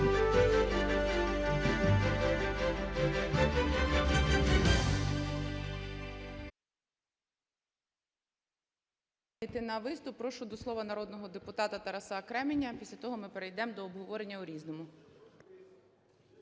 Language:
Ukrainian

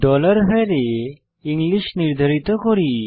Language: Bangla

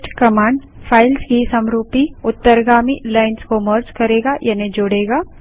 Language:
Hindi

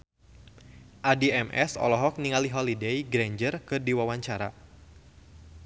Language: Sundanese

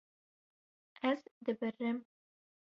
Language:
Kurdish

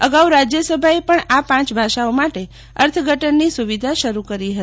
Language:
Gujarati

